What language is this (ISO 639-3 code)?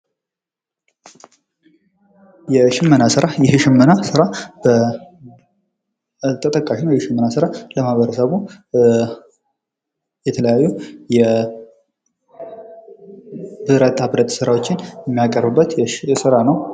amh